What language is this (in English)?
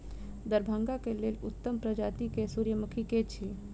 Maithili